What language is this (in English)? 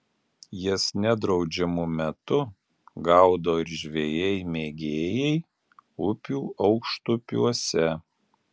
Lithuanian